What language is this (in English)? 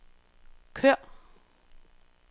Danish